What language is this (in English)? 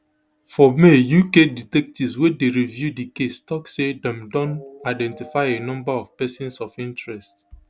Nigerian Pidgin